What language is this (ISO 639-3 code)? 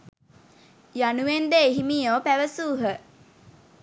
sin